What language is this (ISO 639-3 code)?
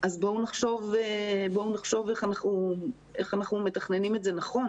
heb